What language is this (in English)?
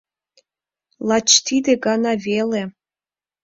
Mari